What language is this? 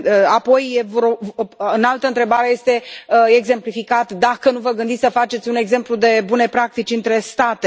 Romanian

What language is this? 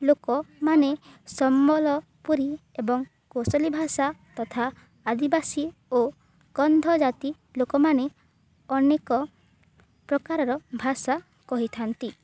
Odia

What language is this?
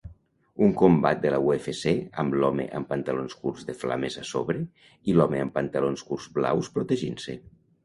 Catalan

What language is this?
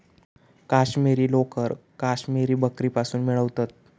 Marathi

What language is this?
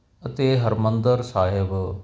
Punjabi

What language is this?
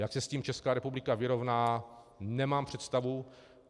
Czech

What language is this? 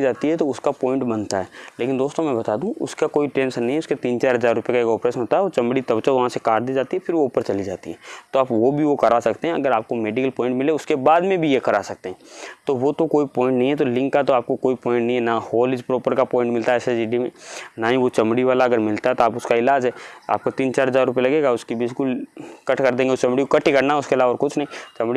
Hindi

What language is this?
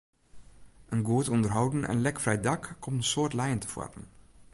Western Frisian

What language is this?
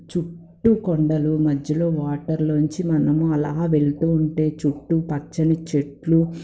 Telugu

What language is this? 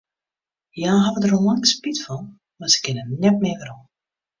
Western Frisian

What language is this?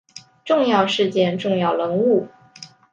Chinese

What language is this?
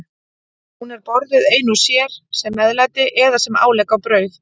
Icelandic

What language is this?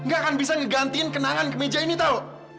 Indonesian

